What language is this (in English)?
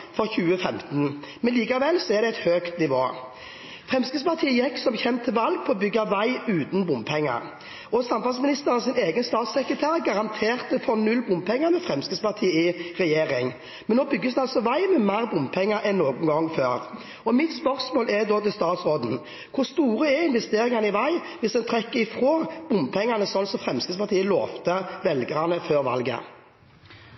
Norwegian Bokmål